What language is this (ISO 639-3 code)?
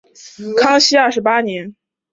zho